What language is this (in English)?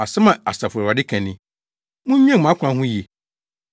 Akan